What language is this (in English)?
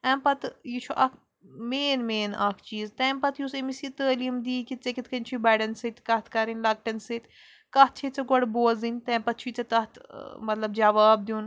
Kashmiri